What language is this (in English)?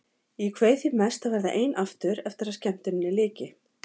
Icelandic